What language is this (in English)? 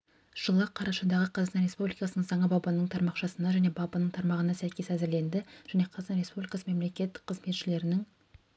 Kazakh